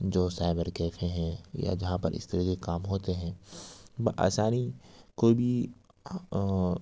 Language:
Urdu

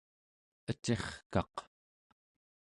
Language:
Central Yupik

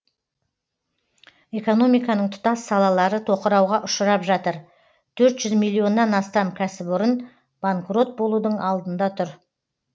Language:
Kazakh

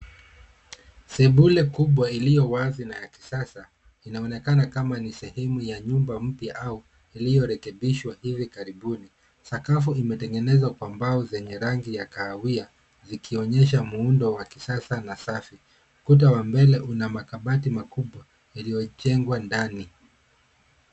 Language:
Swahili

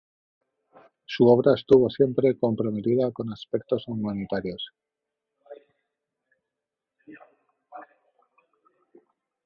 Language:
Spanish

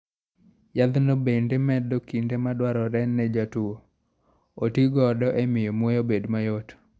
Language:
Luo (Kenya and Tanzania)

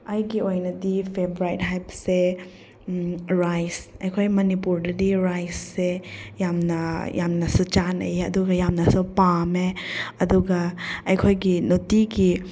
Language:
Manipuri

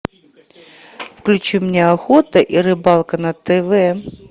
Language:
Russian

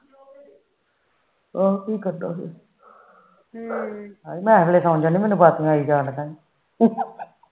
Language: Punjabi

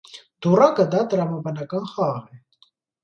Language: Armenian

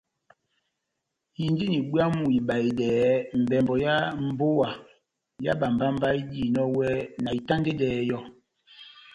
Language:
Batanga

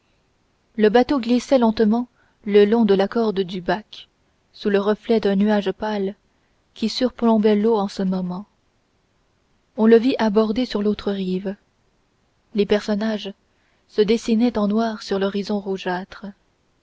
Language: French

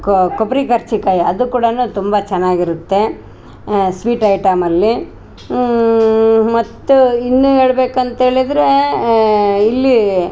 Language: Kannada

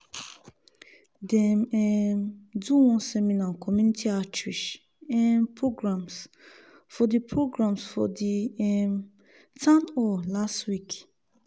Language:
Nigerian Pidgin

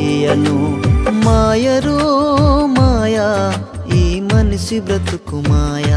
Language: Telugu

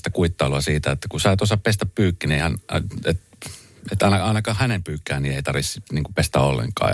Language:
Finnish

